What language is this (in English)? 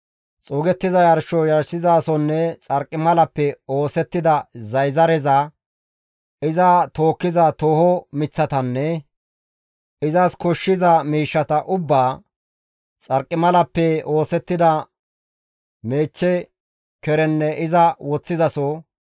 Gamo